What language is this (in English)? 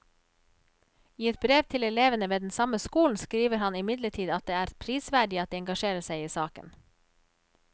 Norwegian